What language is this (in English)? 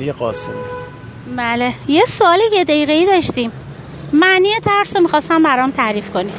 Persian